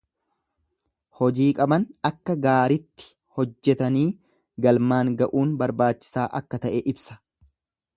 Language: Oromo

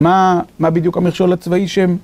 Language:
Hebrew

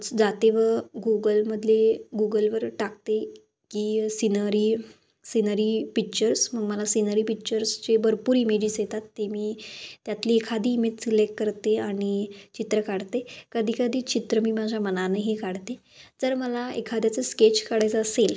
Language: Marathi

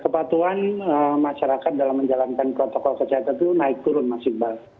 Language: Indonesian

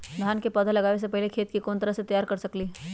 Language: Magahi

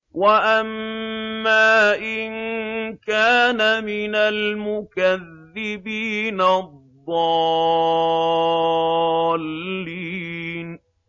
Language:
Arabic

